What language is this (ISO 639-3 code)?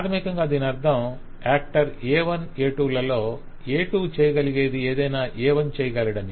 tel